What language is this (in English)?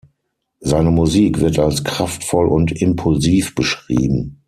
German